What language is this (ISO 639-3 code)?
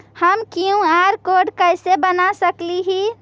mag